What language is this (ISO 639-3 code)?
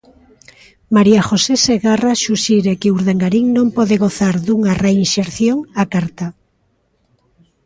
glg